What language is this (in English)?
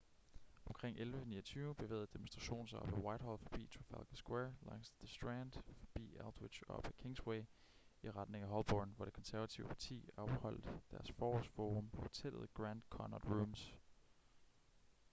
Danish